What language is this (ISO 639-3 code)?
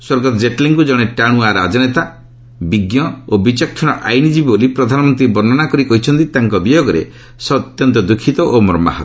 ori